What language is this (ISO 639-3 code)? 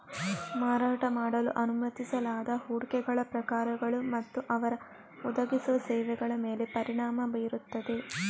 kan